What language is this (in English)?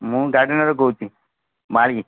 Odia